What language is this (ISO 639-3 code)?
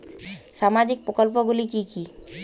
ben